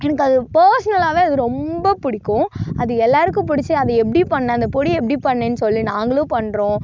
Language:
Tamil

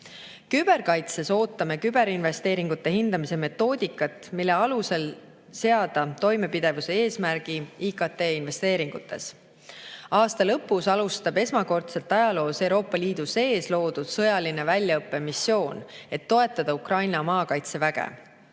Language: Estonian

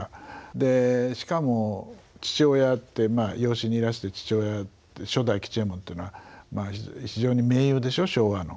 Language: Japanese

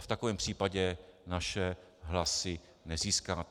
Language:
Czech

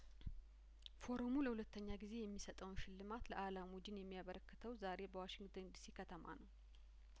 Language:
Amharic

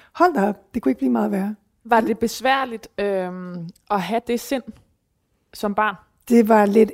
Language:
Danish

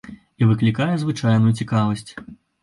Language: Belarusian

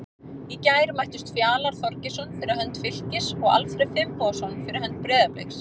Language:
Icelandic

